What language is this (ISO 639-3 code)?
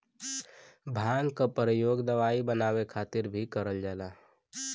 bho